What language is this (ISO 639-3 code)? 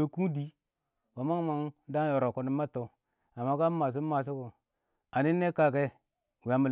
awo